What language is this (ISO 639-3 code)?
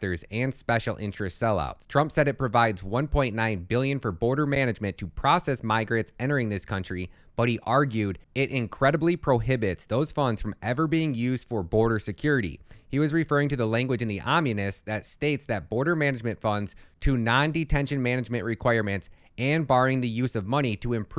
eng